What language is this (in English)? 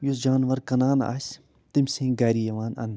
Kashmiri